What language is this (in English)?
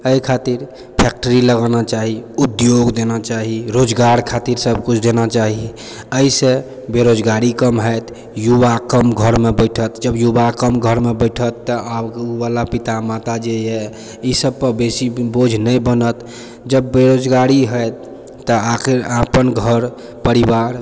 Maithili